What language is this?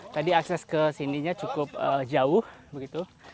Indonesian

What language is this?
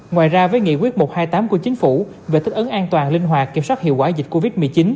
Vietnamese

